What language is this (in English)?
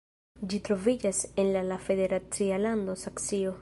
Esperanto